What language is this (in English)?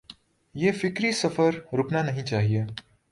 Urdu